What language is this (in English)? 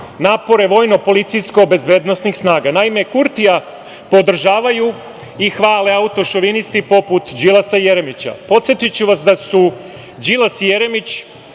Serbian